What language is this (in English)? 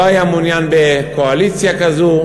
Hebrew